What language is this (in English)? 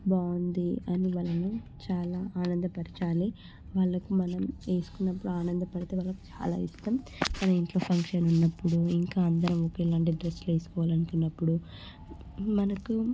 Telugu